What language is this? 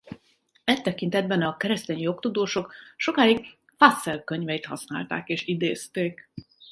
Hungarian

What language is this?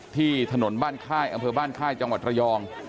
Thai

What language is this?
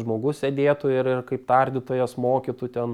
Lithuanian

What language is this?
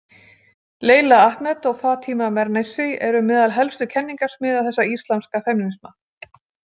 Icelandic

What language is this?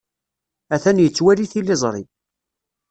Kabyle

